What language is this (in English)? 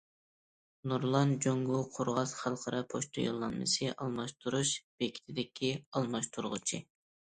Uyghur